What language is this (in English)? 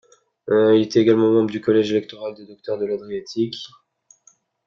French